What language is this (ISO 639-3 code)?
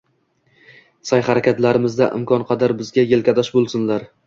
uzb